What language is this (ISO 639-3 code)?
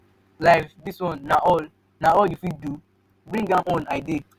pcm